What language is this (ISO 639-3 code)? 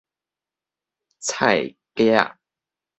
nan